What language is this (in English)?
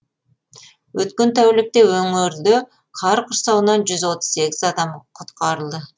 Kazakh